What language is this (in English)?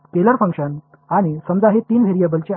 Marathi